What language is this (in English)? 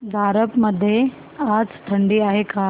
Marathi